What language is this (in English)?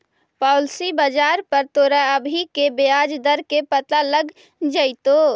Magahi